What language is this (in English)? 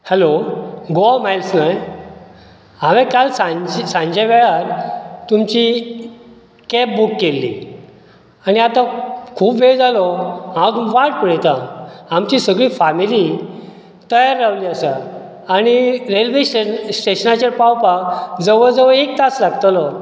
Konkani